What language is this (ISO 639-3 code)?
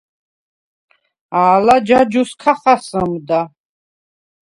sva